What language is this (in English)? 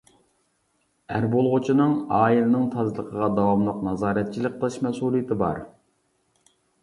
Uyghur